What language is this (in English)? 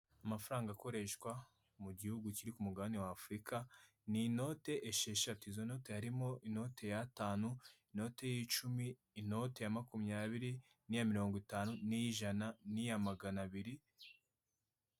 Kinyarwanda